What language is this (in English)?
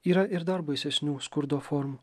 Lithuanian